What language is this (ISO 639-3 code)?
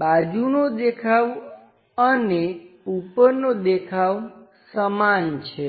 guj